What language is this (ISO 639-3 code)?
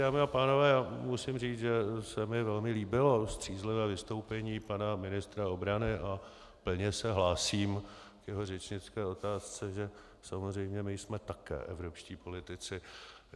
ces